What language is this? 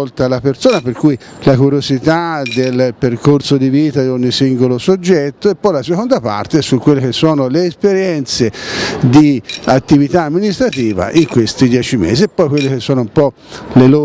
Italian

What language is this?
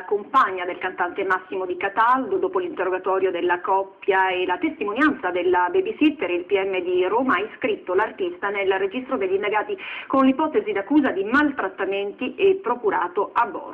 Italian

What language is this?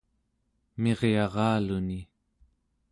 Central Yupik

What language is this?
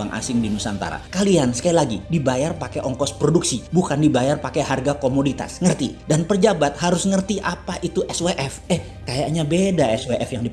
Indonesian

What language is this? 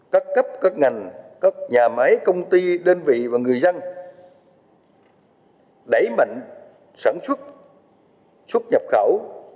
Vietnamese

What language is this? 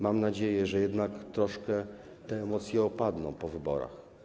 Polish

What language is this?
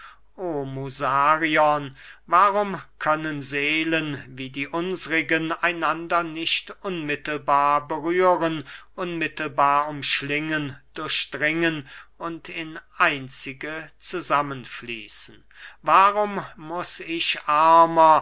German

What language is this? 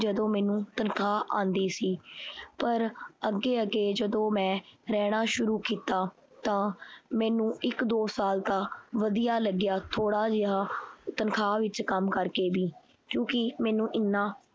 Punjabi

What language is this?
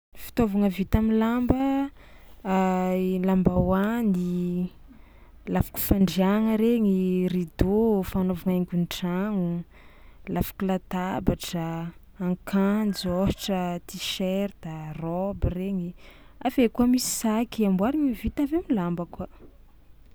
Tsimihety Malagasy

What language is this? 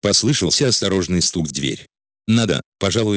Russian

